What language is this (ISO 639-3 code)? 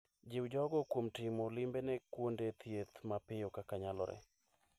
luo